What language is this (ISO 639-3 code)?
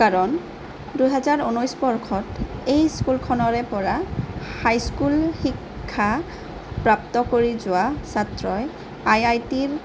asm